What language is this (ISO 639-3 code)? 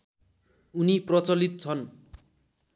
nep